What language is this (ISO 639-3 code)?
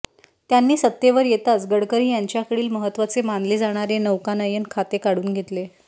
mar